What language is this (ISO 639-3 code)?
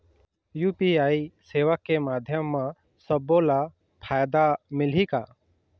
hne